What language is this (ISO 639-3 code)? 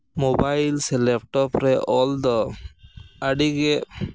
sat